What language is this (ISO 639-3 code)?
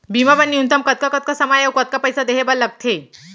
hne